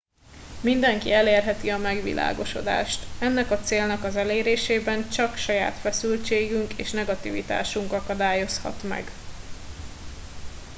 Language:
Hungarian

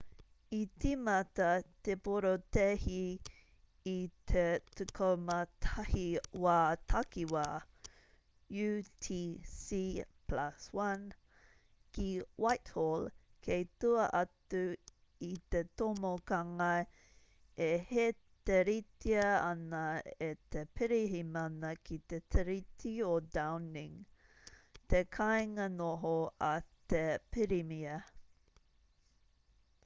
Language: Māori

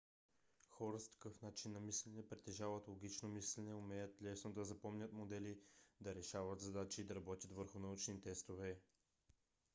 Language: Bulgarian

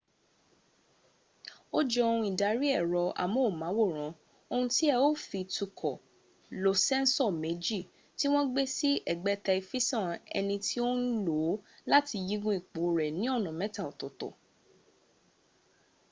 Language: Yoruba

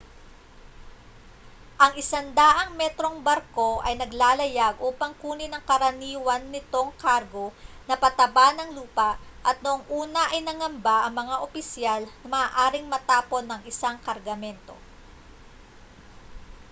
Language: Filipino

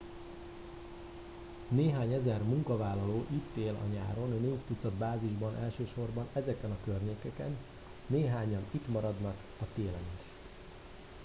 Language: Hungarian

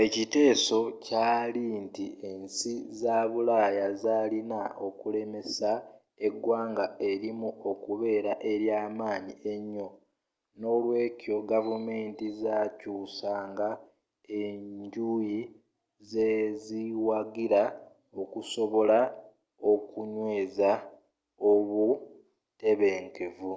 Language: Ganda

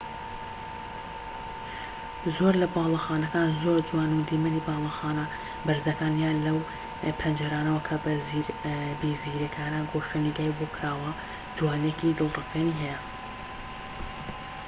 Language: Central Kurdish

